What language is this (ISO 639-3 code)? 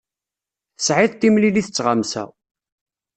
kab